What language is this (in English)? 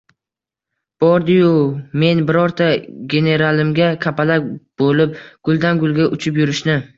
Uzbek